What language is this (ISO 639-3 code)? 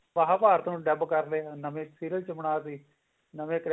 pan